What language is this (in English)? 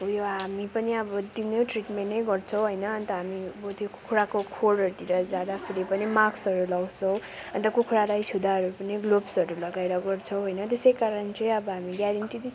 Nepali